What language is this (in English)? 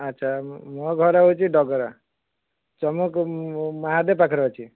Odia